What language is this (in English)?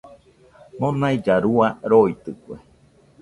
Nüpode Huitoto